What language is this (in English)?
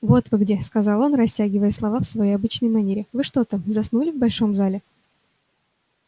Russian